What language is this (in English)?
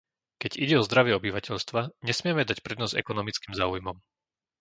Slovak